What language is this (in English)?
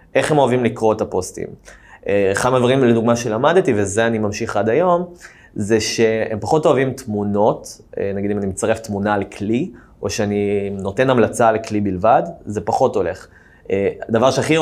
Hebrew